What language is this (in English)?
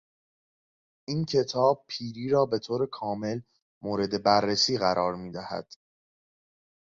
Persian